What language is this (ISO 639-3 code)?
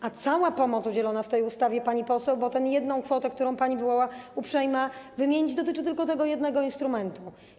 pol